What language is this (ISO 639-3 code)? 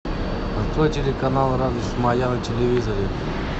rus